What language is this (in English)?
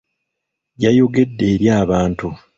Ganda